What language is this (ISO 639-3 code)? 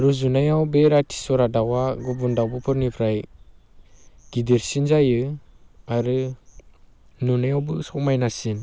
brx